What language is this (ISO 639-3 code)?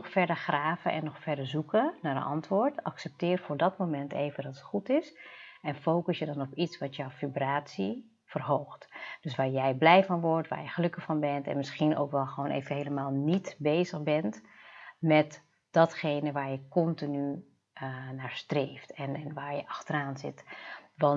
nld